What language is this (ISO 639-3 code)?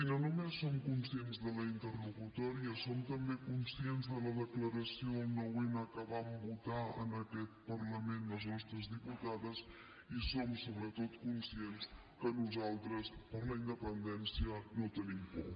cat